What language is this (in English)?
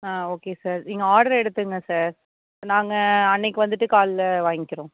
Tamil